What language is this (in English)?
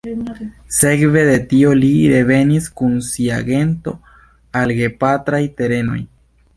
Esperanto